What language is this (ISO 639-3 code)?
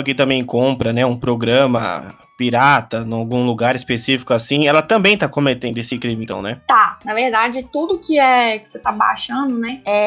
por